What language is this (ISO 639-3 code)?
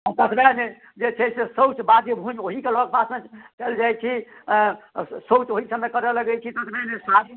mai